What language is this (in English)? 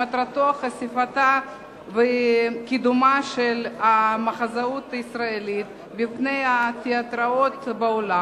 Hebrew